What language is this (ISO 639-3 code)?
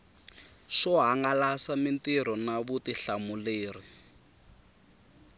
tso